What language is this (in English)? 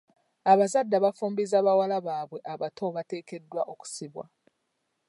Ganda